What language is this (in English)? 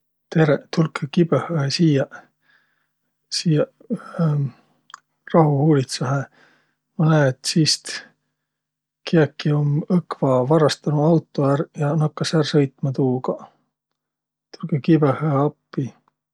Võro